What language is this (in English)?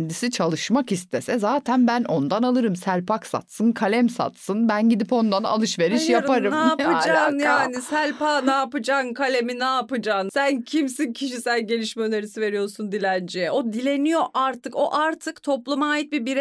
Turkish